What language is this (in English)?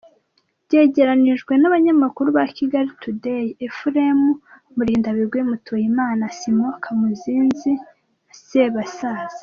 Kinyarwanda